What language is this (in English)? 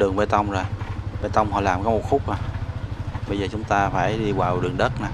Vietnamese